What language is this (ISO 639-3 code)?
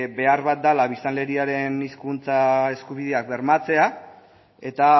eus